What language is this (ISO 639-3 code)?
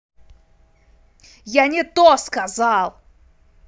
rus